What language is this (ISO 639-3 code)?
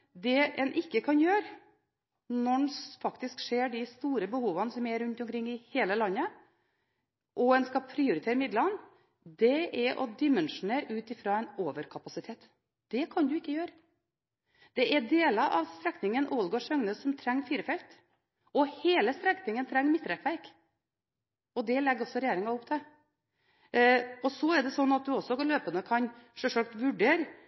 nob